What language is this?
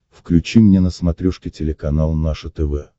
Russian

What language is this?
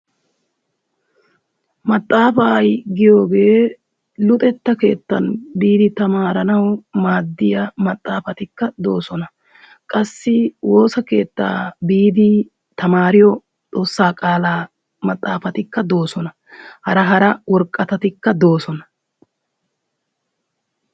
Wolaytta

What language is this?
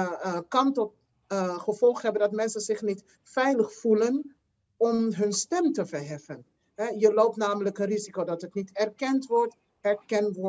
Dutch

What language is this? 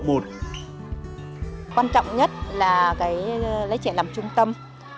Vietnamese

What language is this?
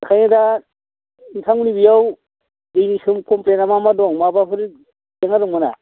Bodo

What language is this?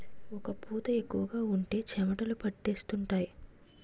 Telugu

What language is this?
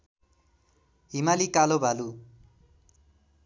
Nepali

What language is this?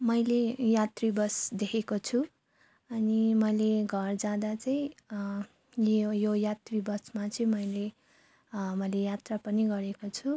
Nepali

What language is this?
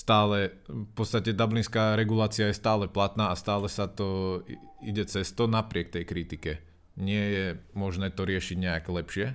Slovak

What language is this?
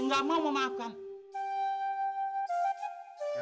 Indonesian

